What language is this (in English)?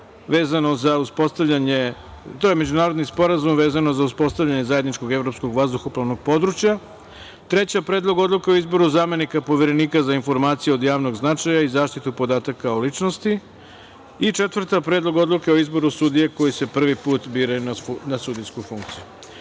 Serbian